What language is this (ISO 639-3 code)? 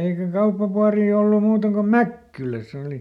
fin